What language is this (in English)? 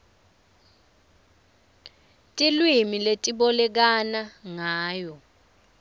Swati